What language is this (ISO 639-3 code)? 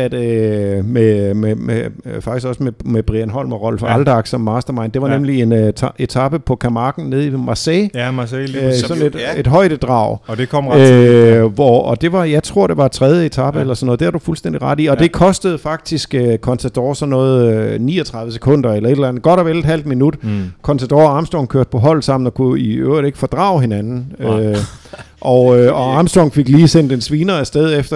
dan